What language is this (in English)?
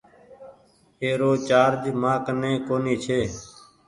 Goaria